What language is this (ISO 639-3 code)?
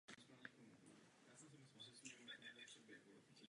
ces